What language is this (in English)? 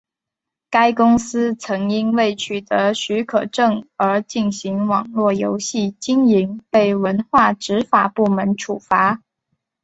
Chinese